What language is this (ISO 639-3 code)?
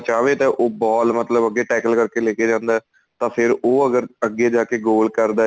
pan